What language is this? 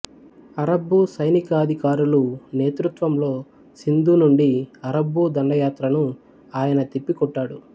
Telugu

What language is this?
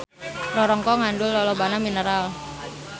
Sundanese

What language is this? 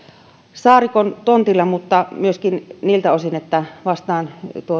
Finnish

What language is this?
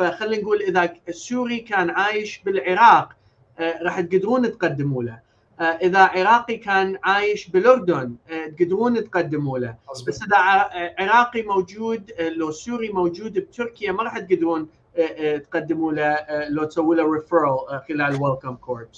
Arabic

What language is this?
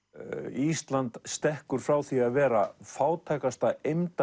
Icelandic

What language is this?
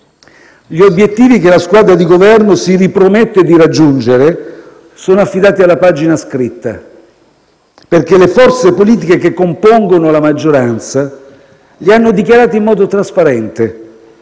Italian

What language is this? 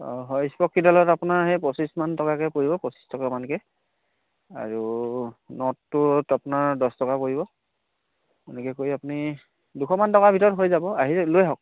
Assamese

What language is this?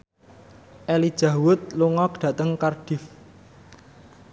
Javanese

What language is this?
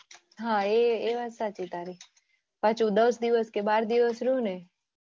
Gujarati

